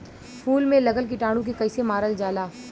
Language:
Bhojpuri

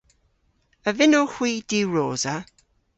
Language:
Cornish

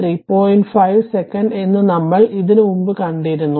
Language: Malayalam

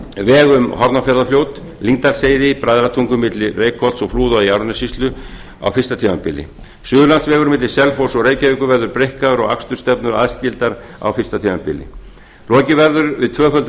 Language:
Icelandic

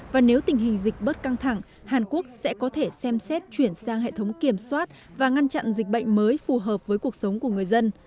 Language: Vietnamese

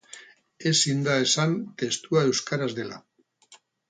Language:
Basque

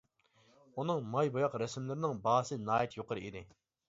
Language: Uyghur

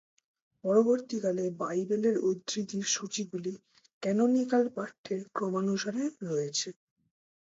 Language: Bangla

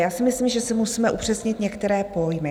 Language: Czech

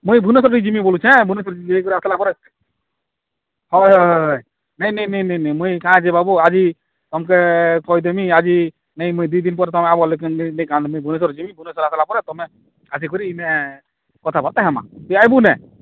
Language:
Odia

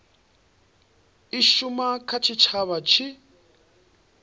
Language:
Venda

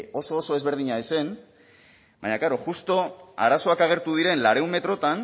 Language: Basque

